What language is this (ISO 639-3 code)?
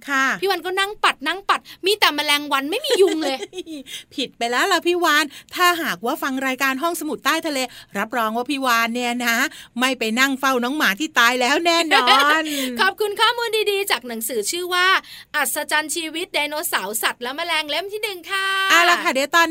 tha